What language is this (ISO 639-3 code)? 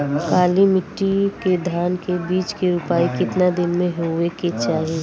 bho